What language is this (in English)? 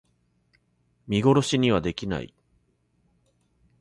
Japanese